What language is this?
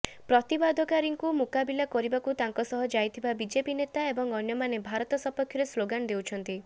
Odia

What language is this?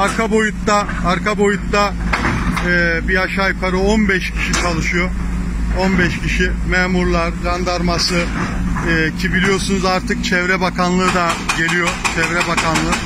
Turkish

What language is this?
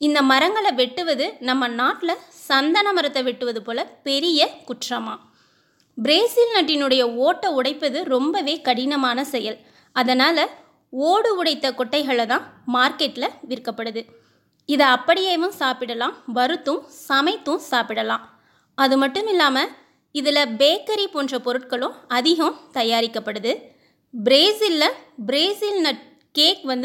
Tamil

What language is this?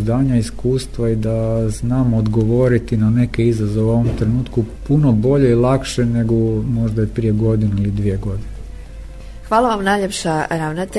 Croatian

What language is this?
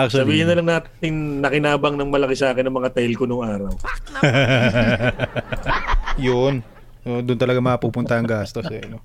Filipino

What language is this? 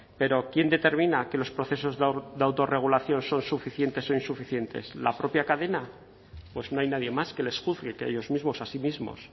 Spanish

